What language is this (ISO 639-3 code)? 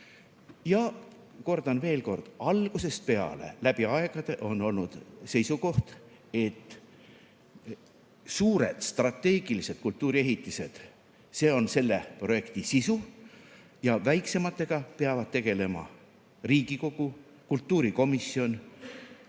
est